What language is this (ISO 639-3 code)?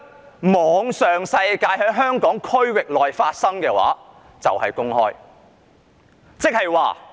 yue